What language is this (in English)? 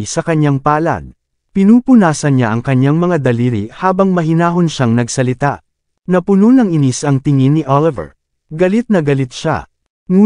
Filipino